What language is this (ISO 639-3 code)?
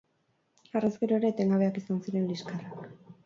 eus